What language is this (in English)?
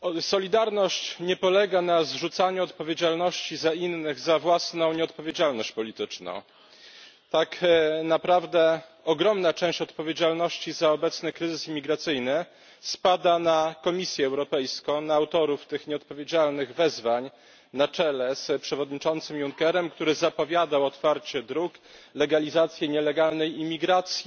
Polish